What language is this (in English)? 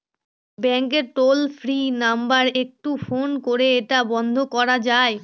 Bangla